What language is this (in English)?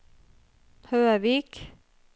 Norwegian